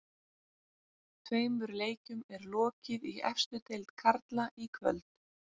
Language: Icelandic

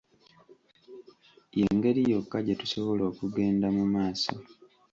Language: Ganda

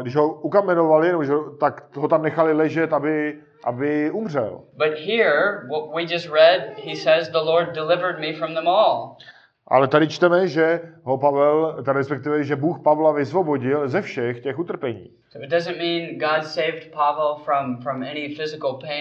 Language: Czech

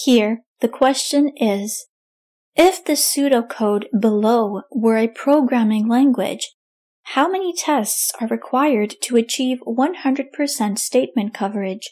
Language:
English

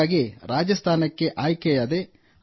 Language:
Kannada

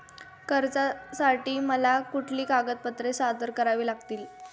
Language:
Marathi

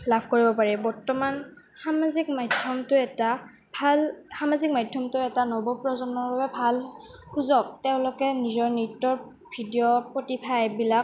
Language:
Assamese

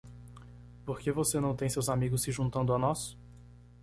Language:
Portuguese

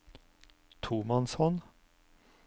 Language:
Norwegian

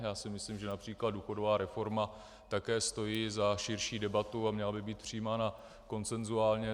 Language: Czech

